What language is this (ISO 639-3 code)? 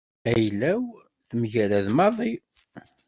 kab